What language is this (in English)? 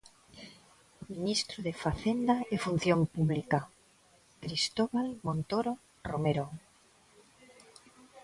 Galician